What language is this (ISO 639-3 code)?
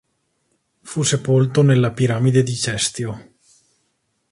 ita